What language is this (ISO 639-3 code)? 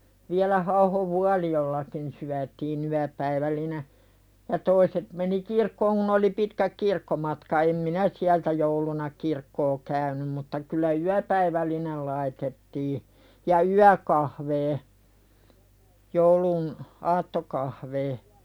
fin